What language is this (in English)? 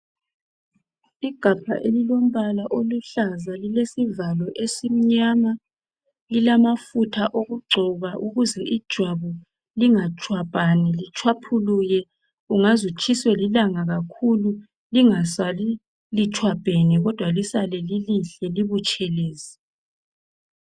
North Ndebele